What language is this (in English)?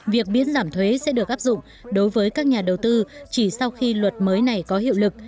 Vietnamese